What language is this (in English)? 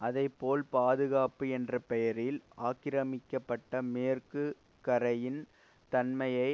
Tamil